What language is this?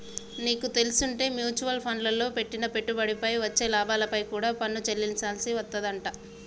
Telugu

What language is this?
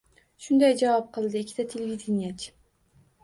Uzbek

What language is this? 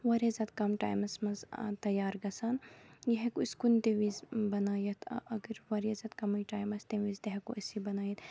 Kashmiri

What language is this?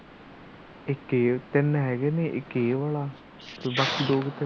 Punjabi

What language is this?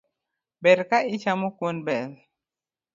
Luo (Kenya and Tanzania)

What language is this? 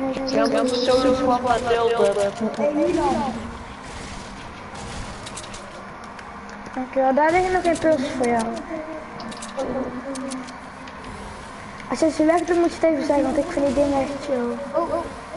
Dutch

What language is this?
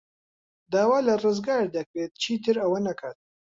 Central Kurdish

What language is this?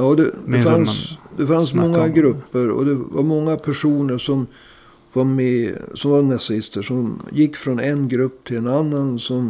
Swedish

